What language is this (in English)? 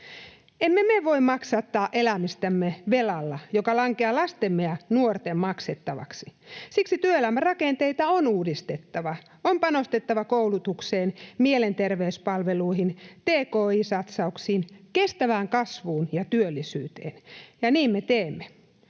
Finnish